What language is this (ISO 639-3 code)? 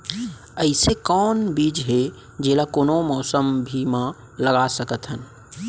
hne